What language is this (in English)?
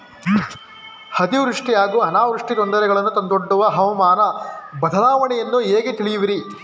Kannada